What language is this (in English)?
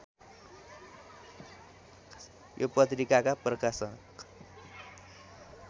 Nepali